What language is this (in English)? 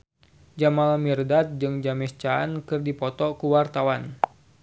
Sundanese